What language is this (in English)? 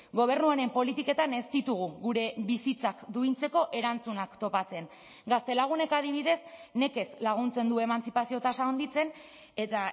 Basque